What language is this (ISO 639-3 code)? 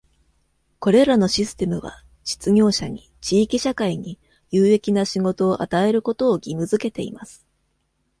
jpn